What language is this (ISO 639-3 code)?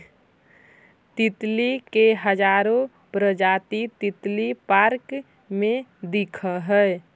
mag